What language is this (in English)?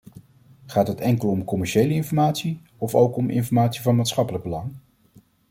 Dutch